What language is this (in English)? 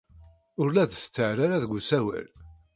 Kabyle